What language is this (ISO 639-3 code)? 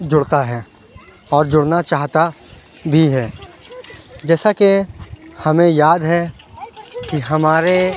urd